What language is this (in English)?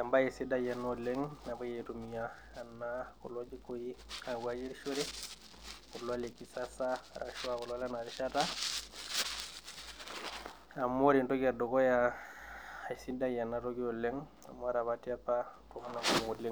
Masai